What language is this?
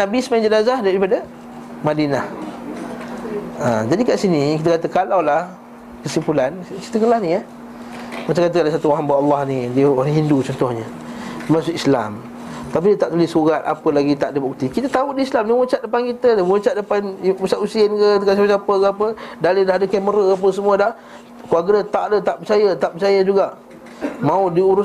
Malay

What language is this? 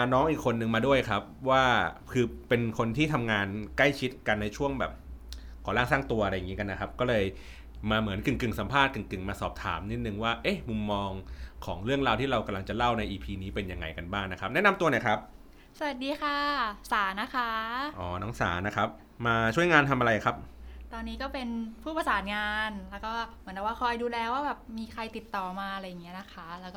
Thai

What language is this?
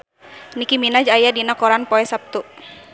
Sundanese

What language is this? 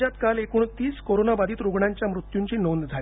Marathi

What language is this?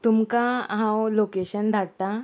Konkani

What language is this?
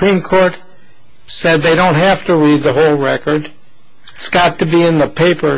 English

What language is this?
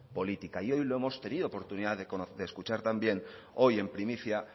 Spanish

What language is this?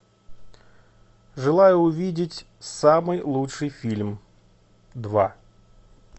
Russian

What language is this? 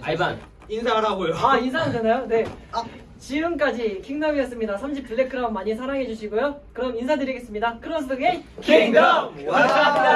Korean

